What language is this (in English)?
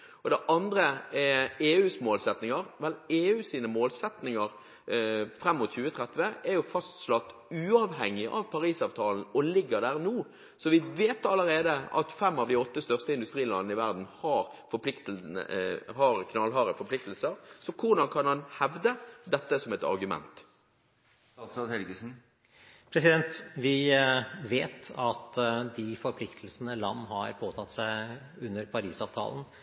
Norwegian Bokmål